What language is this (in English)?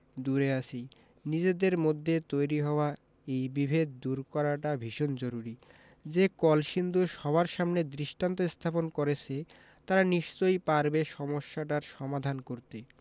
Bangla